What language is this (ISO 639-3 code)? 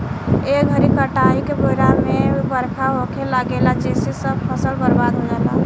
bho